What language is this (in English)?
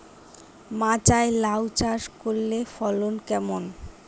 Bangla